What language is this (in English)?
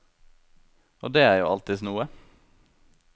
Norwegian